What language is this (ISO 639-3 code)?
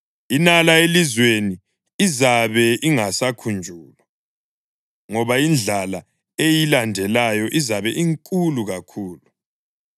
nde